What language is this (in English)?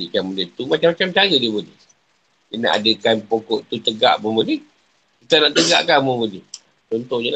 Malay